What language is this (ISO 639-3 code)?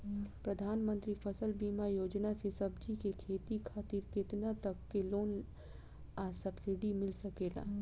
bho